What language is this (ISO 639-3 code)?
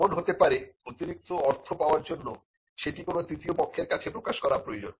ben